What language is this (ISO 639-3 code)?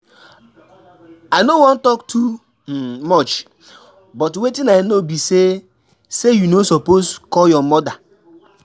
pcm